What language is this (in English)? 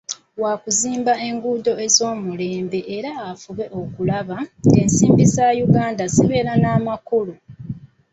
Ganda